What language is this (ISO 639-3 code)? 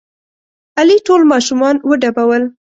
pus